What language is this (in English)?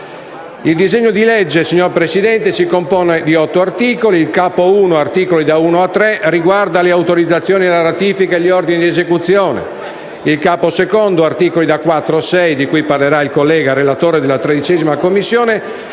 Italian